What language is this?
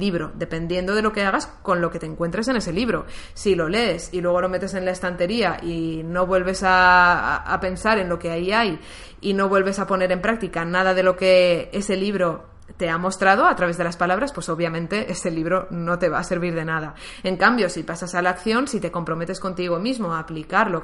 Spanish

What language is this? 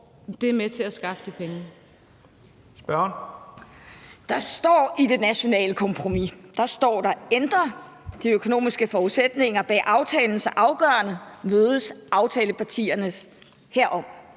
Danish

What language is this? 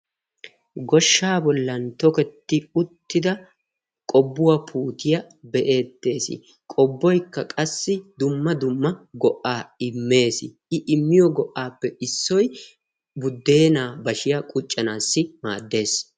Wolaytta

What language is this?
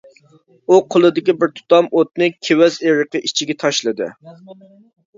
Uyghur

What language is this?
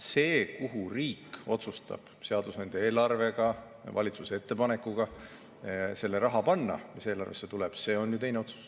Estonian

